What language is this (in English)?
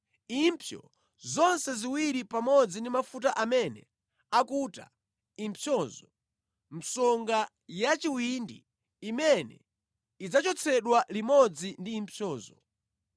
Nyanja